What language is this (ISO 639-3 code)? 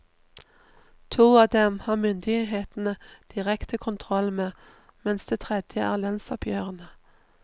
nor